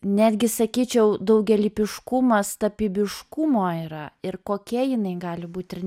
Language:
Lithuanian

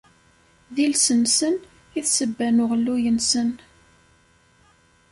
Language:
Kabyle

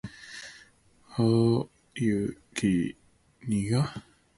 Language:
Cantonese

